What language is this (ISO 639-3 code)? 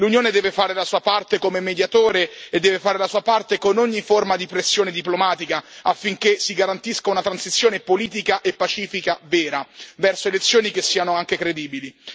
ita